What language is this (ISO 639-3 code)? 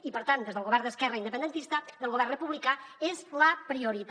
cat